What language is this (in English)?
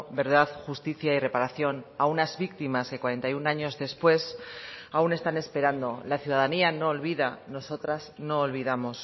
Spanish